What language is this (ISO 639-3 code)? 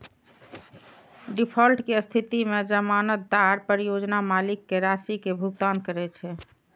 mai